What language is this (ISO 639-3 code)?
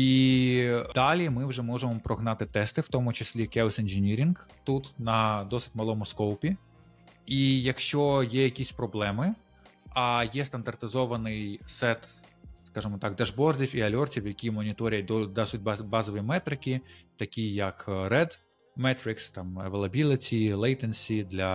ukr